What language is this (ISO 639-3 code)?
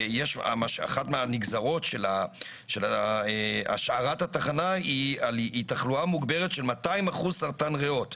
heb